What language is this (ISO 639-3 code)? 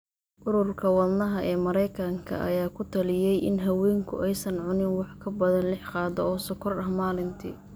som